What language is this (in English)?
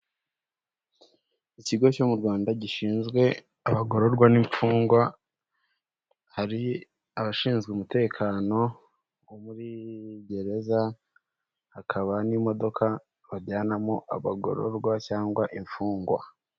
Kinyarwanda